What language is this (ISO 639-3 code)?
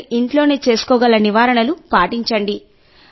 tel